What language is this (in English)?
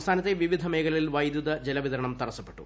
Malayalam